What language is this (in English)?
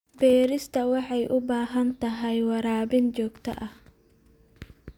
Somali